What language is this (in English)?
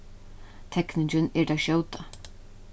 Faroese